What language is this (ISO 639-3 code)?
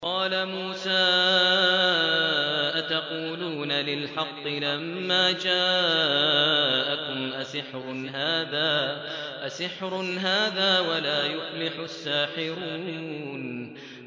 ara